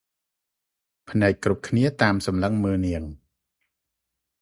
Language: Khmer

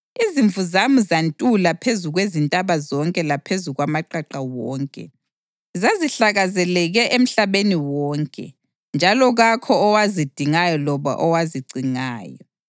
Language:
North Ndebele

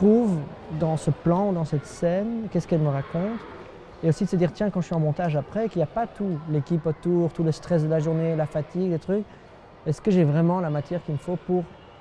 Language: French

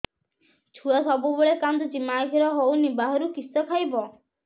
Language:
Odia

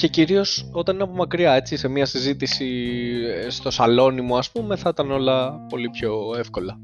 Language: Greek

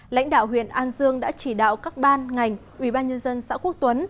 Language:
Vietnamese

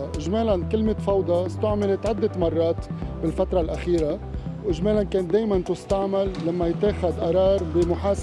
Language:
Arabic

